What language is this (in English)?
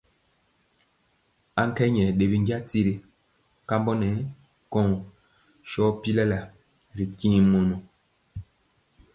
Mpiemo